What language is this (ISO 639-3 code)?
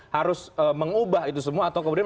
ind